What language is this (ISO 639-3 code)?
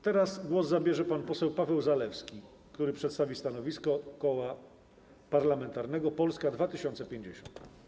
pol